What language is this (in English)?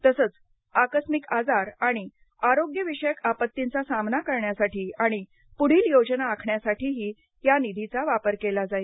Marathi